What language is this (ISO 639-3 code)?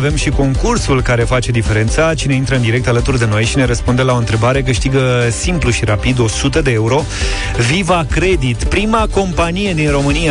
ron